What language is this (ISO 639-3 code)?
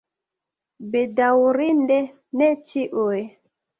epo